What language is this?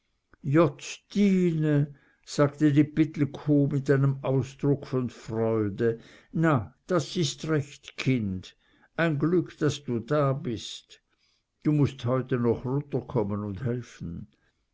German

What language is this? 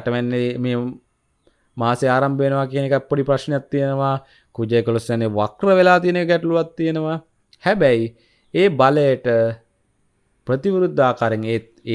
Indonesian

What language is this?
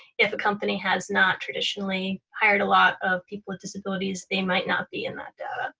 English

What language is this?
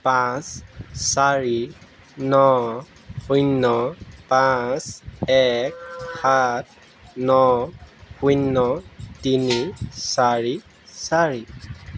Assamese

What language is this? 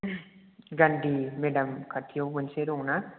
Bodo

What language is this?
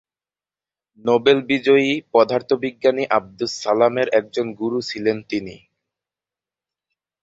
Bangla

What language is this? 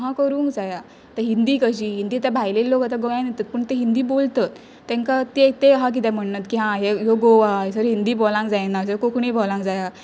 Konkani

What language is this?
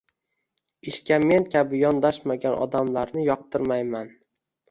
Uzbek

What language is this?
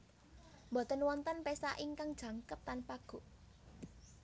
Javanese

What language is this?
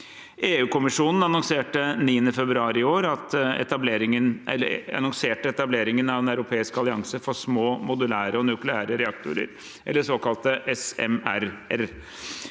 Norwegian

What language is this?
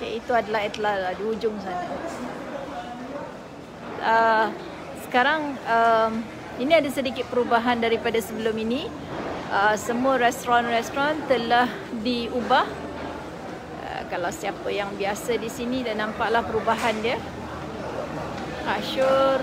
Malay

